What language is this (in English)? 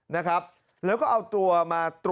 Thai